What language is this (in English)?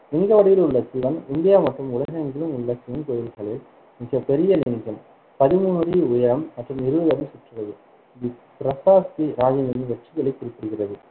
Tamil